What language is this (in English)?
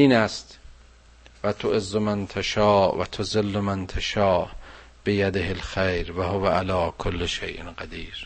Persian